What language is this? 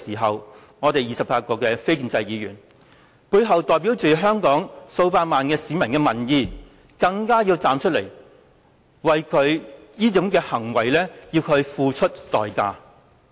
Cantonese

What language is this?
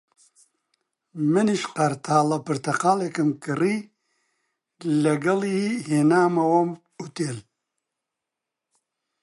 Central Kurdish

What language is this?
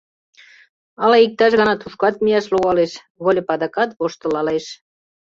Mari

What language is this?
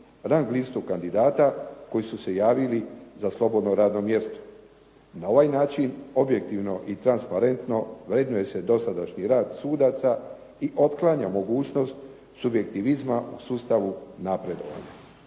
Croatian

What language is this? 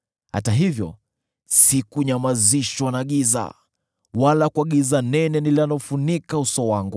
Swahili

